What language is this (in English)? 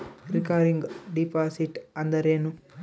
Kannada